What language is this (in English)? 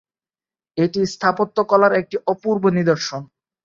Bangla